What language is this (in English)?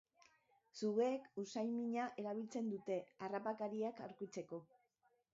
Basque